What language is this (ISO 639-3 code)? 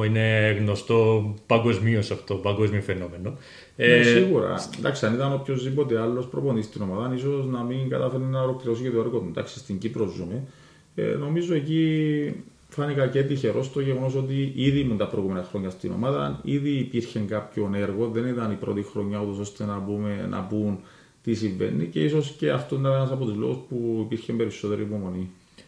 ell